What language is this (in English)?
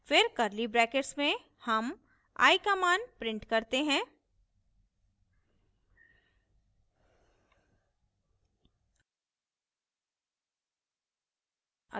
Hindi